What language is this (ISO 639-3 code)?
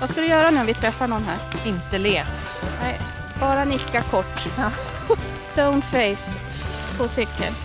swe